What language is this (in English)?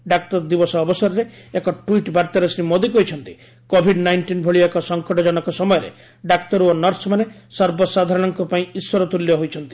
Odia